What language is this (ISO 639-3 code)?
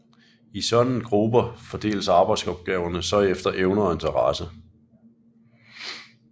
dan